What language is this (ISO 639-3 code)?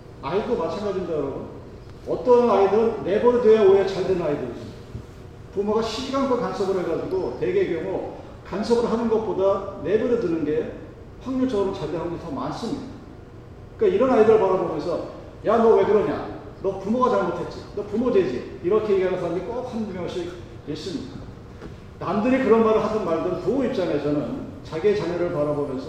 kor